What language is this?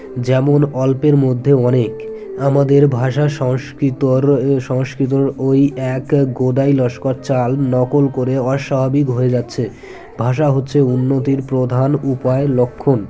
Bangla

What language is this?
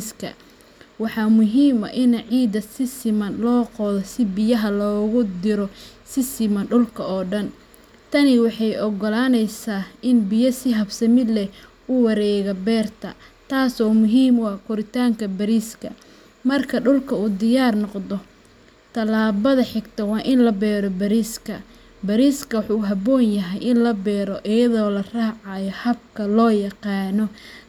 Somali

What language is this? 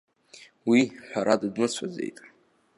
Abkhazian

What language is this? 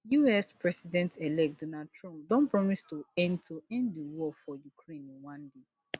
Nigerian Pidgin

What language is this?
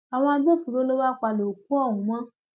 Yoruba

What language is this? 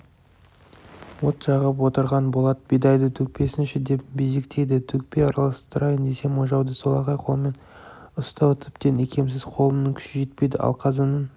Kazakh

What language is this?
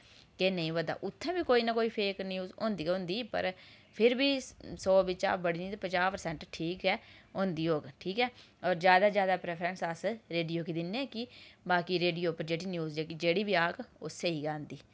Dogri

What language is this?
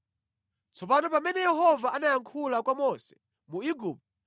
Nyanja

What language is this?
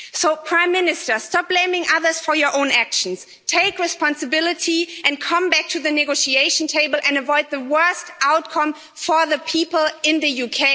English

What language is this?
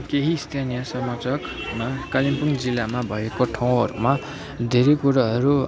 Nepali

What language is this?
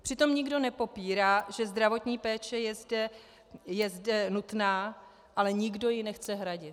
Czech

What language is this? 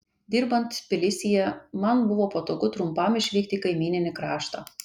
Lithuanian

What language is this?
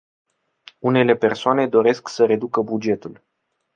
Romanian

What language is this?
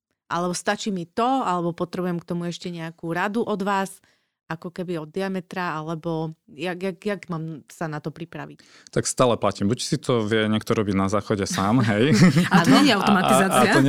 Slovak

